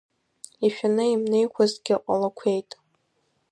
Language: Abkhazian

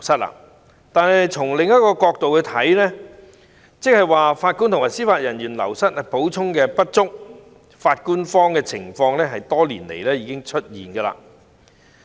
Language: Cantonese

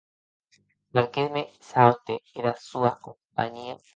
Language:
Occitan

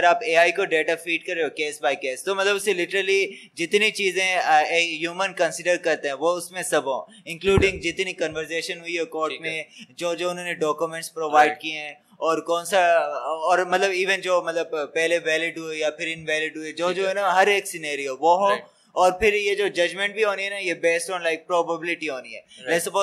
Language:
Urdu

